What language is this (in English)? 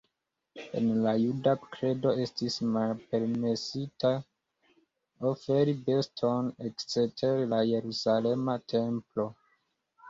Esperanto